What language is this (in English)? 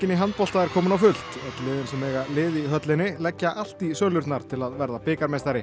Icelandic